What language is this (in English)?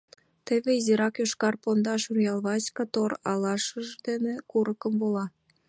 Mari